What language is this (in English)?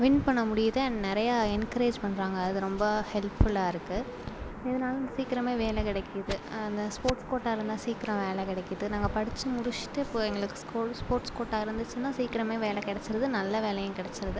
Tamil